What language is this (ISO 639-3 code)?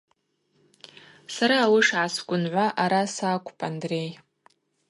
abq